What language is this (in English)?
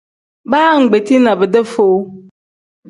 Tem